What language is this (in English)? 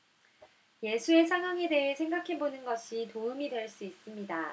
Korean